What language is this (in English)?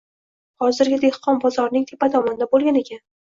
Uzbek